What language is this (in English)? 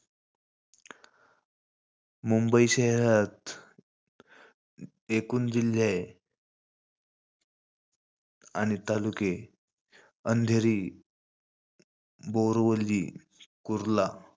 Marathi